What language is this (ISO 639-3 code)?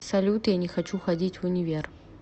rus